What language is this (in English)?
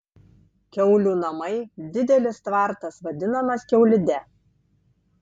Lithuanian